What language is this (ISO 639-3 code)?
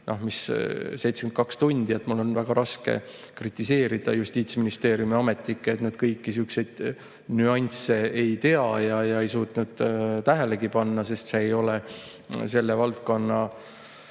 est